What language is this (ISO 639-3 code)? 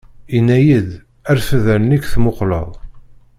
kab